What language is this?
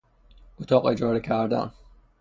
Persian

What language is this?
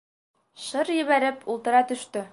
Bashkir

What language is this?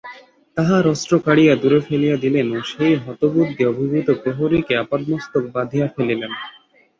Bangla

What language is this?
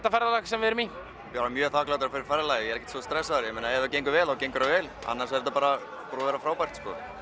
Icelandic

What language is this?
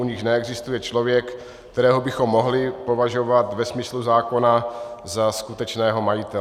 Czech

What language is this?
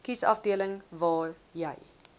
Afrikaans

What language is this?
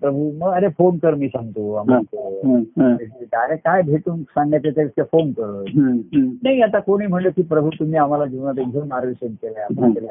Marathi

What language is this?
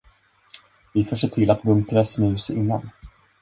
Swedish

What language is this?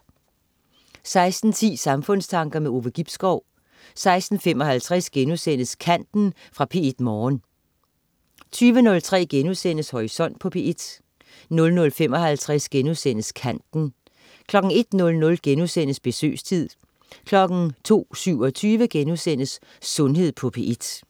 Danish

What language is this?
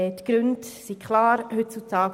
Swiss German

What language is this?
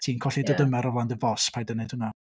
Welsh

